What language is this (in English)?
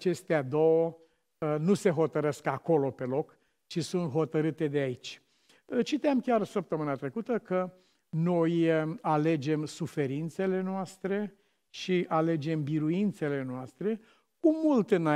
Romanian